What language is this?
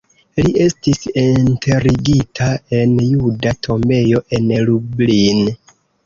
Esperanto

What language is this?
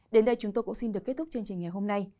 Vietnamese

